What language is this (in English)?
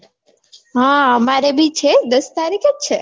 Gujarati